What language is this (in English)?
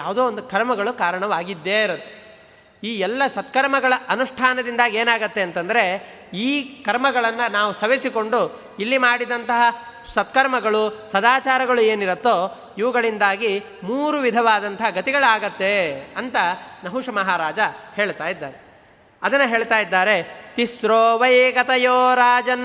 Kannada